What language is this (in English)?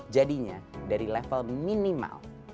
Indonesian